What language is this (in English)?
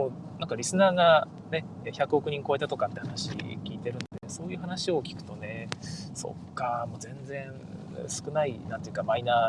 Japanese